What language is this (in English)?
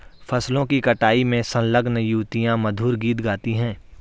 Hindi